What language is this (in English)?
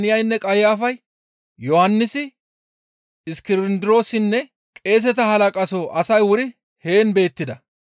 Gamo